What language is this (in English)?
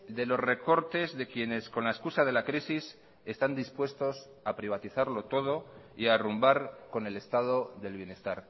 Spanish